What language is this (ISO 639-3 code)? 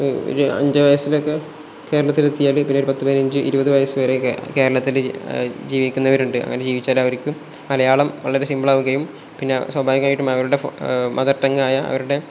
mal